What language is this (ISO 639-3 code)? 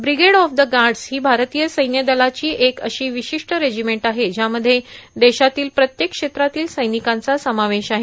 mar